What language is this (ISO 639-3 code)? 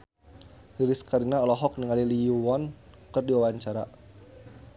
sun